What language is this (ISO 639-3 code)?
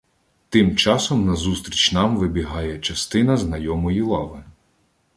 ukr